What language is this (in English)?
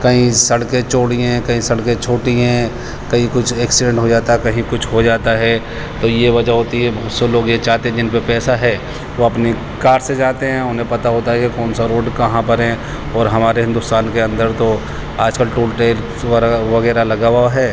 Urdu